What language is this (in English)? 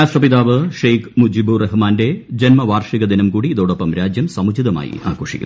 Malayalam